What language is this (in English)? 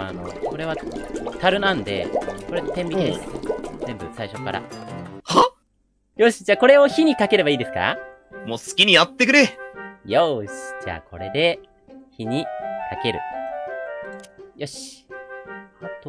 Japanese